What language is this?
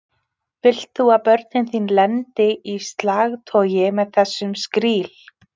Icelandic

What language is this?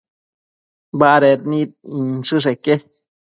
Matsés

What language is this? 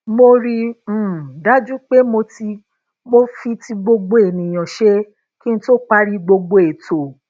Yoruba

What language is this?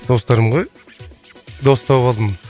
Kazakh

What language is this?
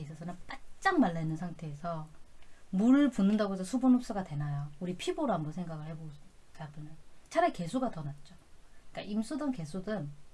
Korean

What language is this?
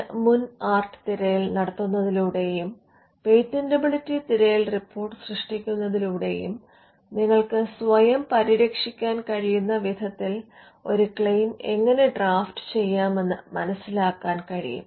Malayalam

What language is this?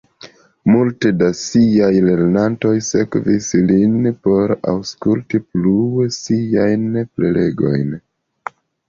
Esperanto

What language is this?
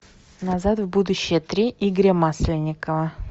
Russian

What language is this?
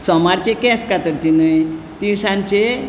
Konkani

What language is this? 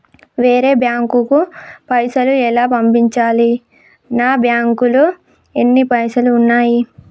Telugu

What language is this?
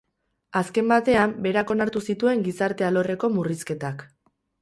Basque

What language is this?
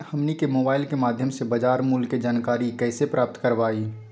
Magahi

